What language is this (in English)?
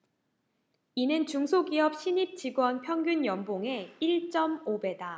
Korean